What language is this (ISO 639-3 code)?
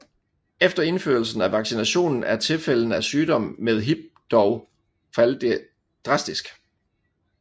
dan